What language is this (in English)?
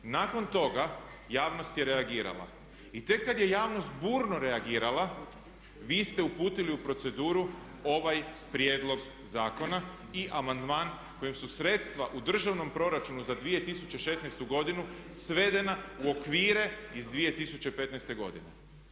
Croatian